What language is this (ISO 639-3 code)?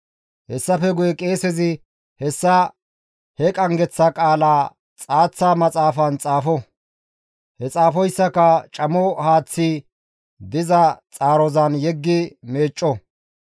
gmv